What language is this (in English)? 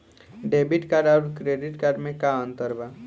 Bhojpuri